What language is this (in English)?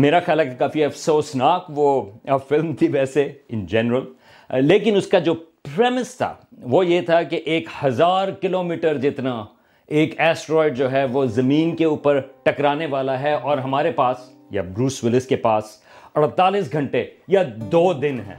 Urdu